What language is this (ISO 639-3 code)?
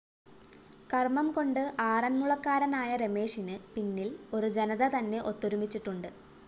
mal